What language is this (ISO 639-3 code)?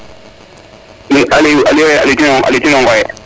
srr